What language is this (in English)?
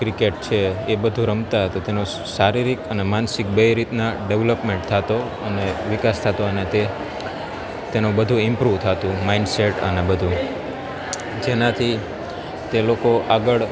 Gujarati